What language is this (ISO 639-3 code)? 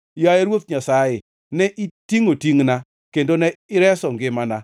luo